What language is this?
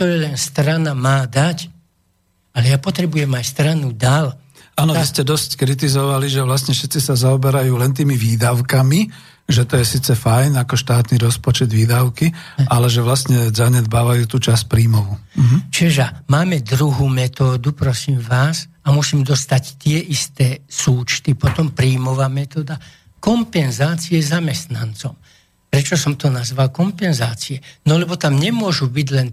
Slovak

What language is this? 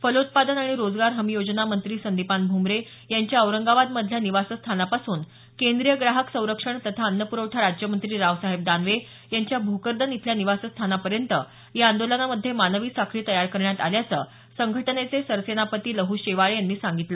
Marathi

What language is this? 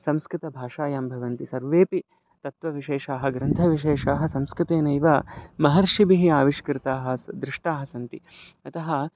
Sanskrit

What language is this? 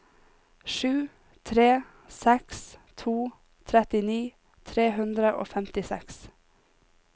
Norwegian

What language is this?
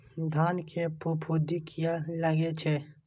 Maithili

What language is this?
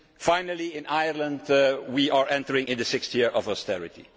English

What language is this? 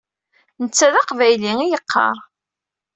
Kabyle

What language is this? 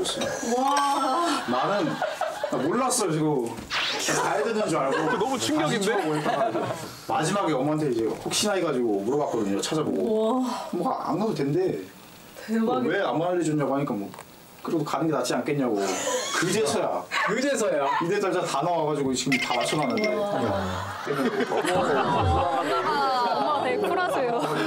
Korean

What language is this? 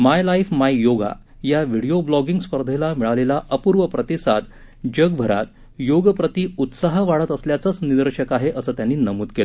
Marathi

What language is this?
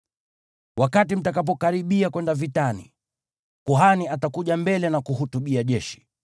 Swahili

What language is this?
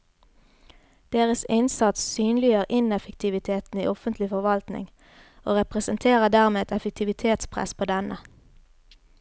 Norwegian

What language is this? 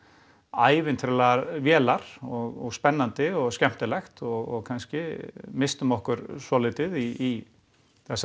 Icelandic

